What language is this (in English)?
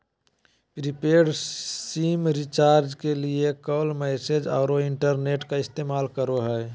Magahi